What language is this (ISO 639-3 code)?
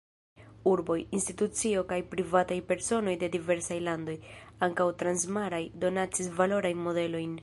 epo